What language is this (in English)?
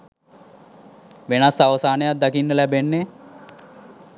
Sinhala